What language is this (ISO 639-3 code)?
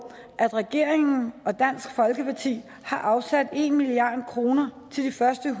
dan